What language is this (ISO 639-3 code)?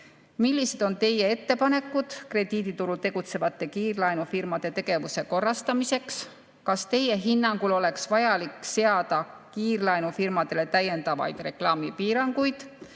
est